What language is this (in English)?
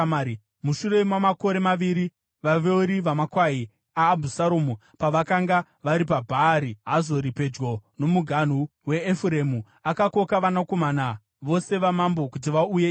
Shona